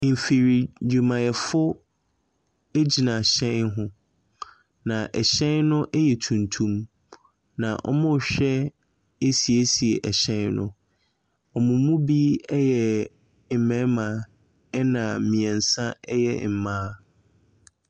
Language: Akan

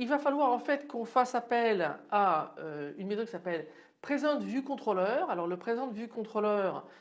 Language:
French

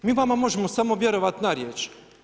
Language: Croatian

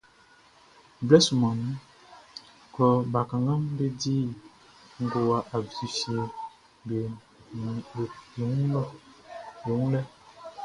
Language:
Baoulé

